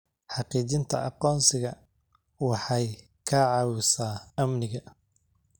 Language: Somali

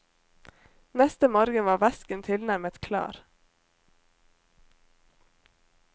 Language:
Norwegian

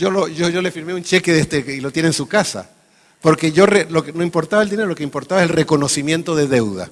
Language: Spanish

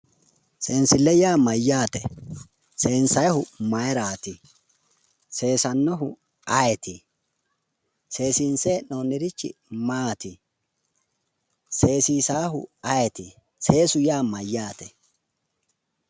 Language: Sidamo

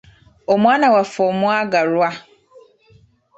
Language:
Ganda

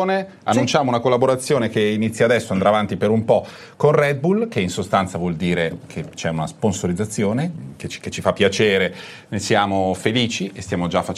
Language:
Italian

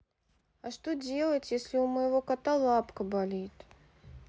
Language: Russian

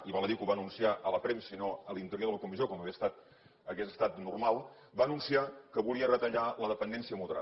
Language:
Catalan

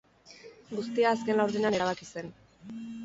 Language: Basque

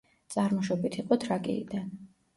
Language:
Georgian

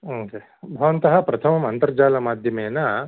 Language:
Sanskrit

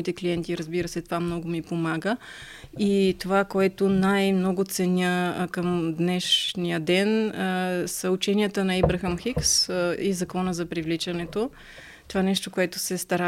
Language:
Bulgarian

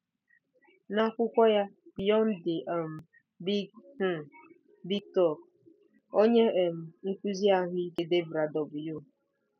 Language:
Igbo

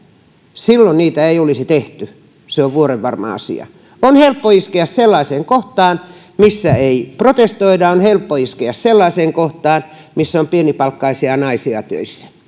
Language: Finnish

